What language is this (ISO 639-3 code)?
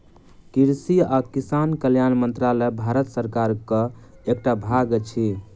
mai